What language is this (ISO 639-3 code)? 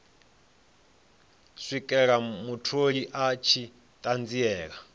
ven